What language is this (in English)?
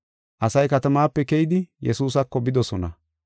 Gofa